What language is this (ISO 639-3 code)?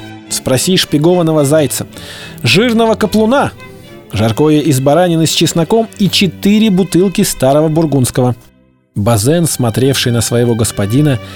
rus